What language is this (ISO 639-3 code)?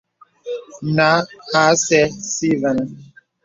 beb